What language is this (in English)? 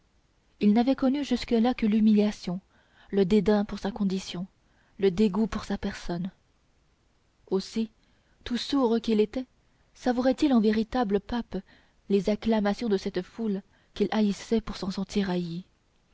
French